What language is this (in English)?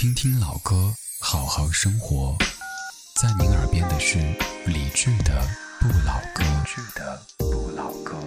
Chinese